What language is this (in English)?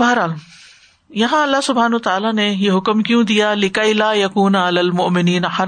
Urdu